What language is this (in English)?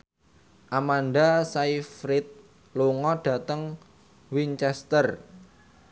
Javanese